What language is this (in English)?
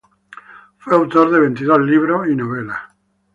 Spanish